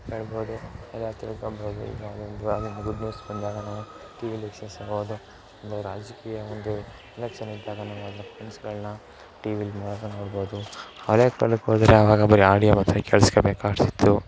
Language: Kannada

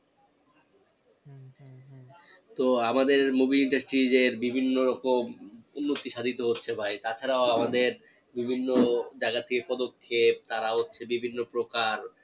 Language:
Bangla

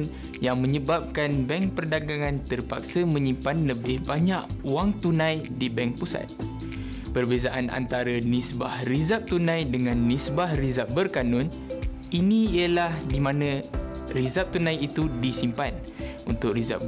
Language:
Malay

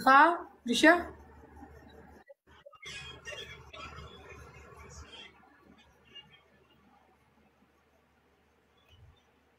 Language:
Arabic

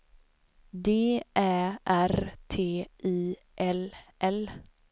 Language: Swedish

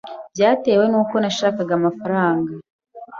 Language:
Kinyarwanda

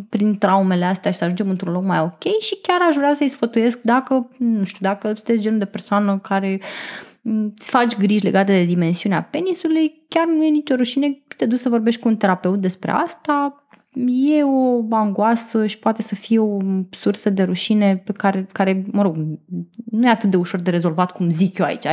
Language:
Romanian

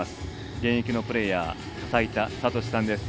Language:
Japanese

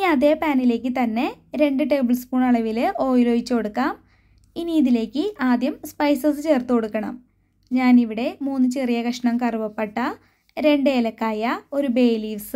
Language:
Malayalam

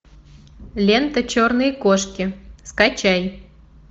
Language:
Russian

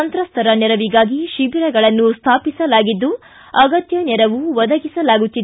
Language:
Kannada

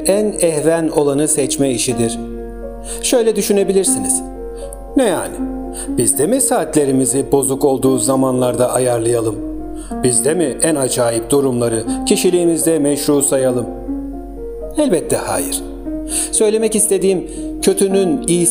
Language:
Turkish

